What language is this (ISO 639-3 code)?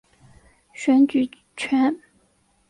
zho